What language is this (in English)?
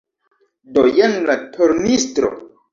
Esperanto